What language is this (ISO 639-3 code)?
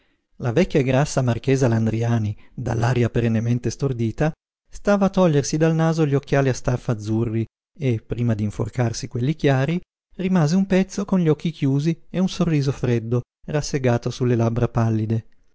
ita